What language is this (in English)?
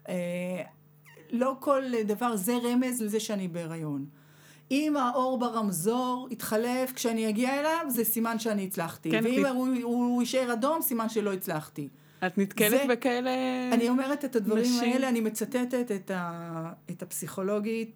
Hebrew